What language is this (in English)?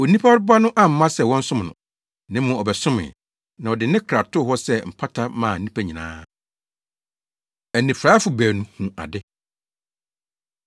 Akan